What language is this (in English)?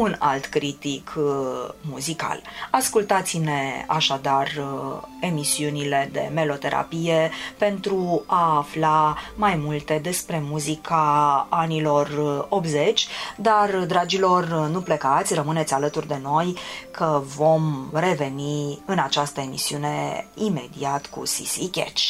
Romanian